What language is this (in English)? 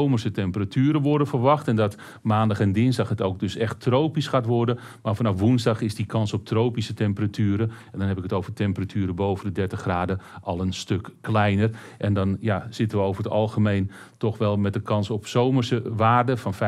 Dutch